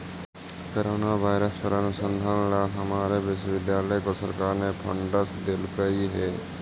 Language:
Magahi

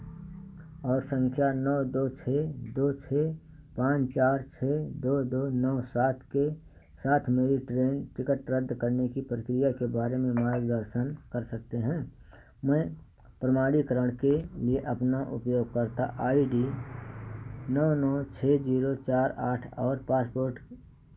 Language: Hindi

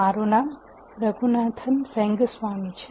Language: Gujarati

